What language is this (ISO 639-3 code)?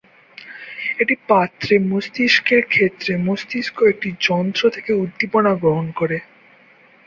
ben